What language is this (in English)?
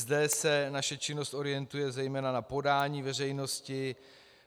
Czech